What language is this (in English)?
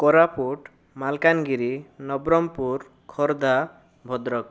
Odia